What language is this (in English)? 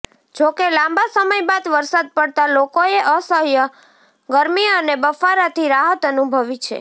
Gujarati